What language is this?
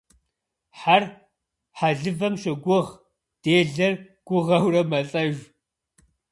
Kabardian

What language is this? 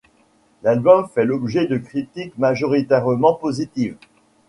French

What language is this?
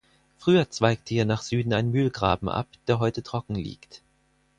German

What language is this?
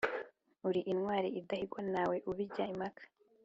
Kinyarwanda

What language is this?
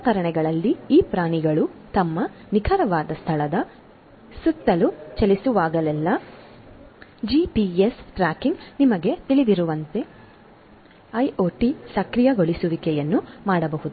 Kannada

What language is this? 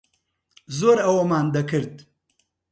Central Kurdish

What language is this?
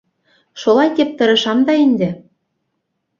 Bashkir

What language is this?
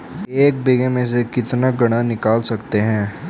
Hindi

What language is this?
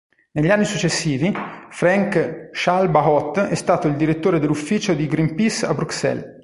Italian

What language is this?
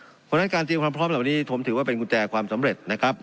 Thai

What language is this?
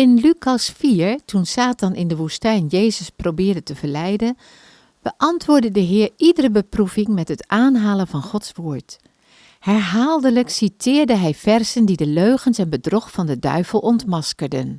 Dutch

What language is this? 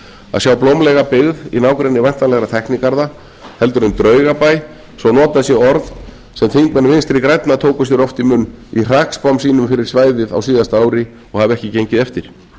Icelandic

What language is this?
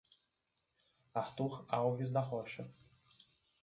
Portuguese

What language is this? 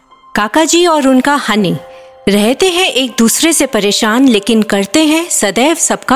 Hindi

